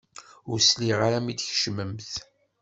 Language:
Kabyle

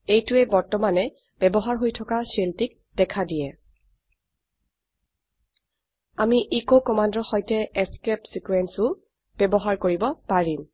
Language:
Assamese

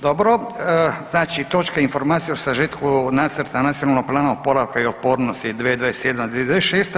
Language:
Croatian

